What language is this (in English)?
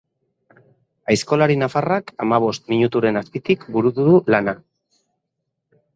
Basque